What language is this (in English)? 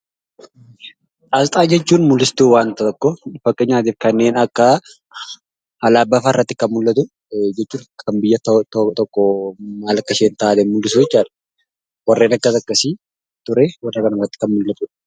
Oromo